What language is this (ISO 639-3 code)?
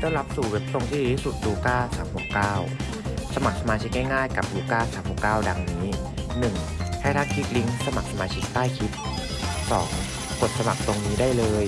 tha